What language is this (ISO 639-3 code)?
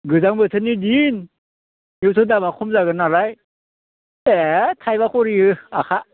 brx